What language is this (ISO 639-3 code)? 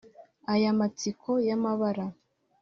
kin